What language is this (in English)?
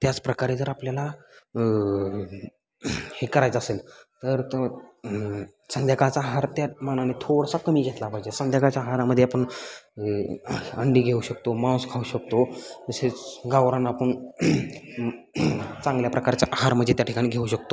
Marathi